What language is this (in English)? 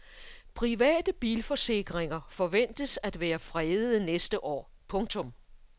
Danish